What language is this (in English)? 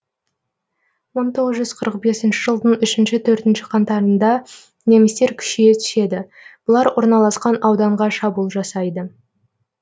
Kazakh